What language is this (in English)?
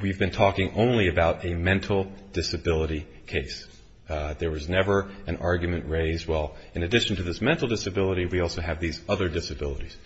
English